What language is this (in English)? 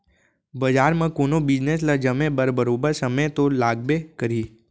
Chhattisgarhi